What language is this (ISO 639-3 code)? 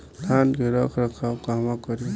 bho